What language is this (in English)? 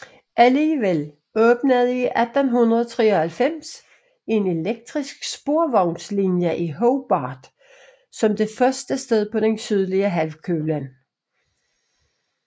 Danish